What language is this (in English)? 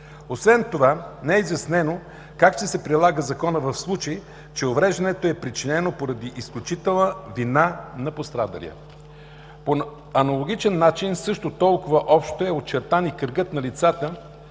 Bulgarian